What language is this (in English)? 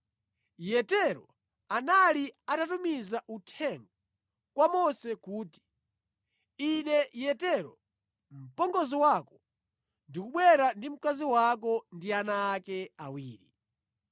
Nyanja